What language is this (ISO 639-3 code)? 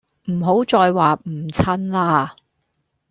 yue